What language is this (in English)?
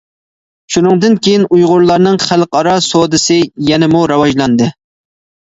Uyghur